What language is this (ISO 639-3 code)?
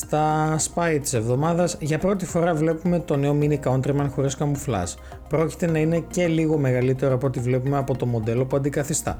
ell